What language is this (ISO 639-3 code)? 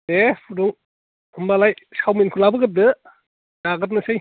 brx